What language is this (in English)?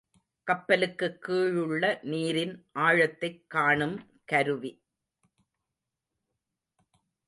Tamil